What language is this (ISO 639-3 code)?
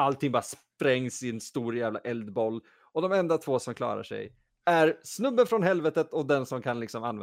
swe